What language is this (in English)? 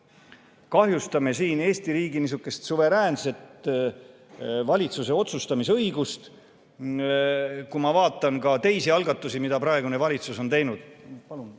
Estonian